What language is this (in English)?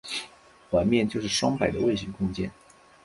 Chinese